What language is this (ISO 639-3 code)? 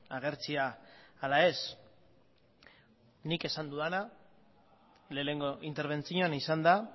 eus